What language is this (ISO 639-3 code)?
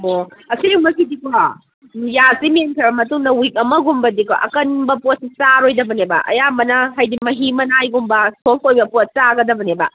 mni